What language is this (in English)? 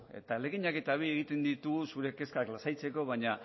Basque